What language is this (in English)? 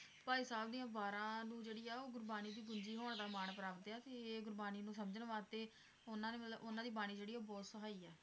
Punjabi